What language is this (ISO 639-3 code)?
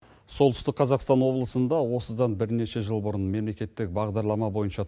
kaz